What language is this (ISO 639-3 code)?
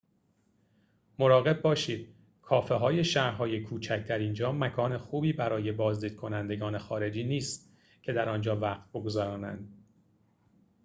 fas